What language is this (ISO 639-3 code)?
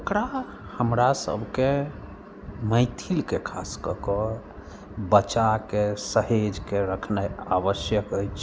mai